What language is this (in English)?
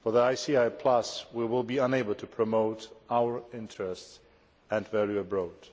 English